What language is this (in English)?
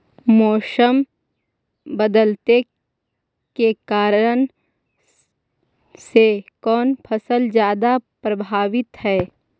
Magahi